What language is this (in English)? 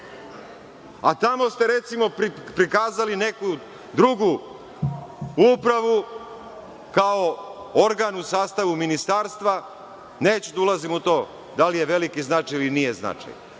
Serbian